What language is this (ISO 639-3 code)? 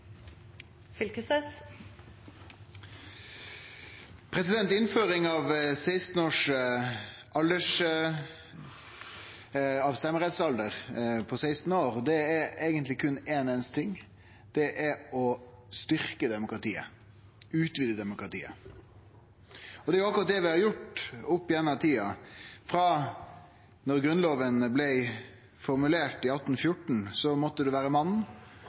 nor